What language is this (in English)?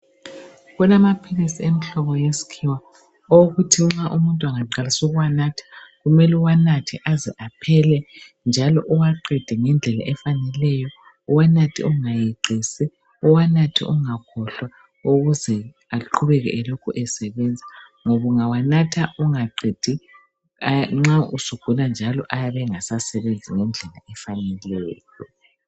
North Ndebele